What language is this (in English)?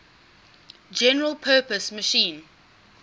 English